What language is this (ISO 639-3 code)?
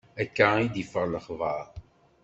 kab